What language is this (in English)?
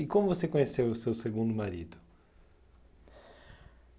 Portuguese